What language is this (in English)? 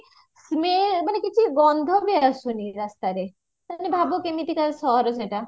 Odia